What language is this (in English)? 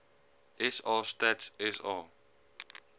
Afrikaans